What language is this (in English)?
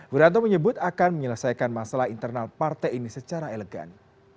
Indonesian